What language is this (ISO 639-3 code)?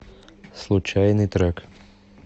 rus